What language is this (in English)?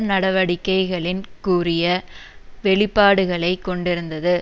Tamil